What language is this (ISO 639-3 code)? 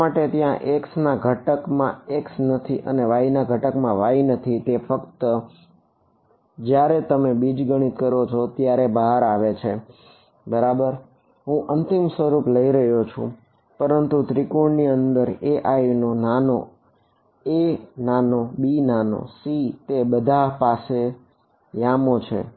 guj